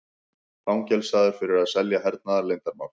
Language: Icelandic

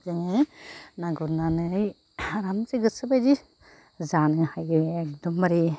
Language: Bodo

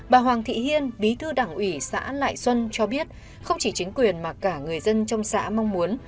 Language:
Vietnamese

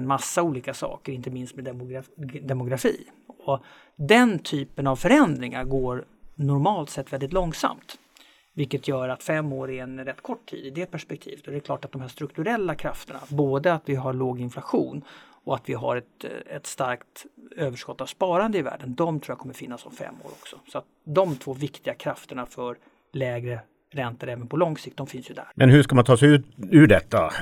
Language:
Swedish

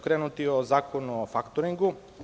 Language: Serbian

